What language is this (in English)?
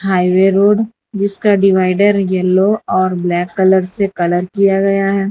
Hindi